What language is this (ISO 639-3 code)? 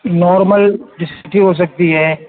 urd